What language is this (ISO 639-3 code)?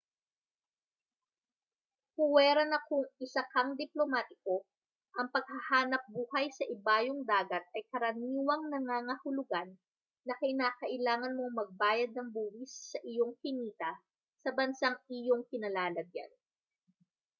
fil